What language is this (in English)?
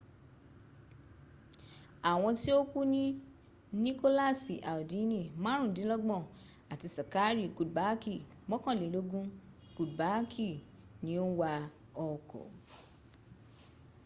Yoruba